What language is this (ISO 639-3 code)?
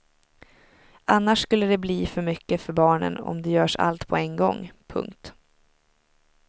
swe